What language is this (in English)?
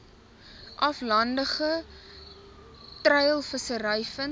Afrikaans